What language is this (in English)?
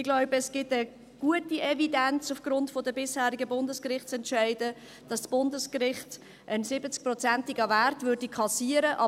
Swiss German